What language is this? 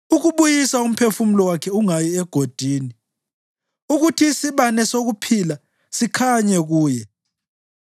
North Ndebele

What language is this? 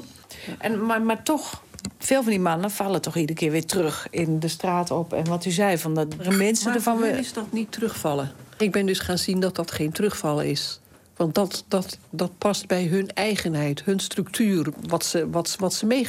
Dutch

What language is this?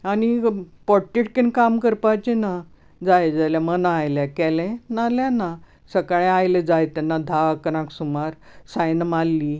Konkani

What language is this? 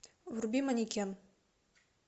Russian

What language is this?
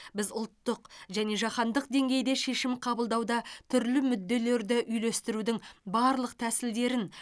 Kazakh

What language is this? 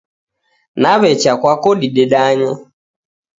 Taita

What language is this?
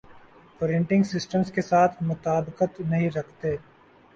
Urdu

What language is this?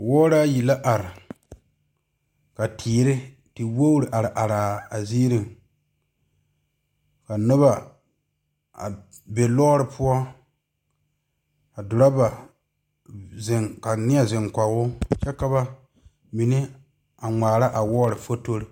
Southern Dagaare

